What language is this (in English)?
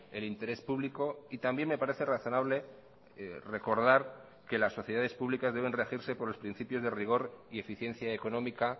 Spanish